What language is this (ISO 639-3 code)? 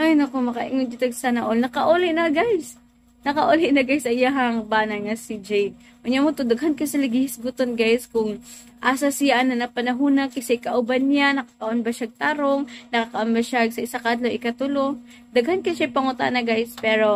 fil